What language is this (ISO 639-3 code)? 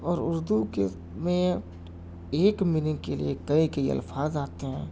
urd